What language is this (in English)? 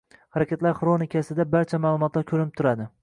Uzbek